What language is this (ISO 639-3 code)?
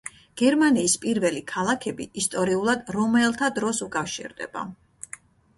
kat